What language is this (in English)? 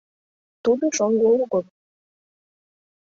Mari